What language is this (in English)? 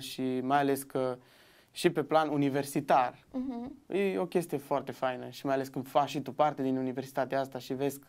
Romanian